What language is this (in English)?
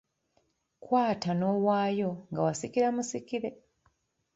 Ganda